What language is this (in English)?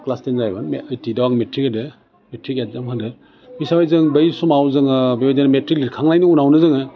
Bodo